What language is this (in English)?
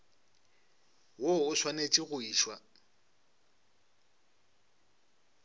Northern Sotho